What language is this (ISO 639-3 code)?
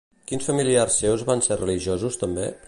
cat